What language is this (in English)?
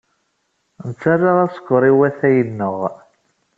Kabyle